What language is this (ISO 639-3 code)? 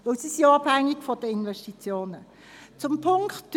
gsw